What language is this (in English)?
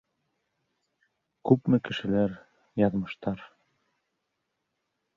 Bashkir